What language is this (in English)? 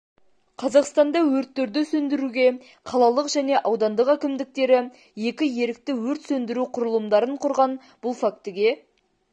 Kazakh